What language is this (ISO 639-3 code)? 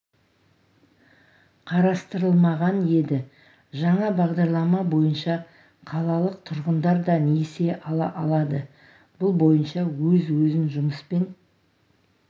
kaz